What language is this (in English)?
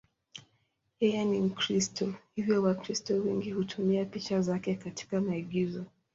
Swahili